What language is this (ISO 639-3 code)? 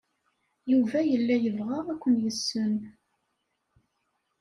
kab